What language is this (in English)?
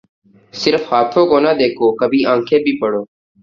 Urdu